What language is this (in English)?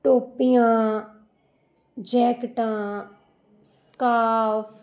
Punjabi